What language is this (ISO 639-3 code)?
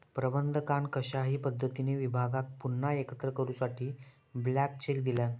mar